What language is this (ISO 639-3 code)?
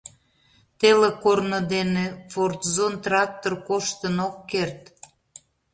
chm